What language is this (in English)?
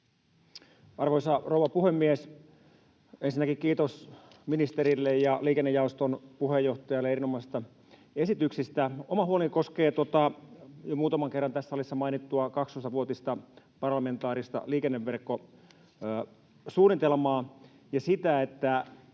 Finnish